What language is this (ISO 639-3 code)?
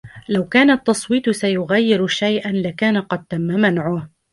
ara